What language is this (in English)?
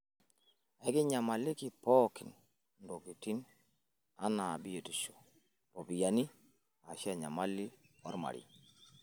Masai